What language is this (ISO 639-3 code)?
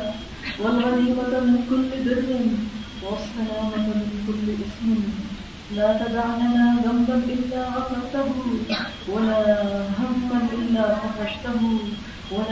urd